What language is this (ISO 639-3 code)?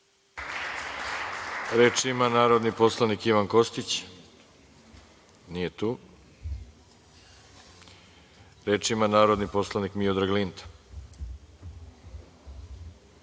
srp